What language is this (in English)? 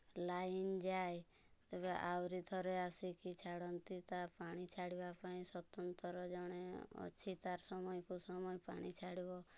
Odia